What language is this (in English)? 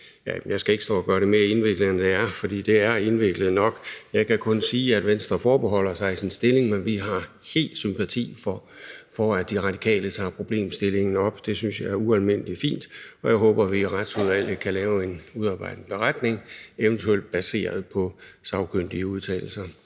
Danish